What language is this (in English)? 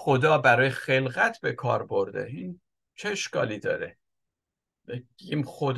Persian